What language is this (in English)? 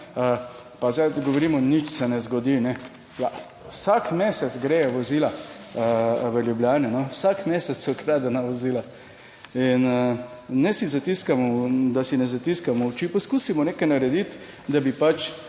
Slovenian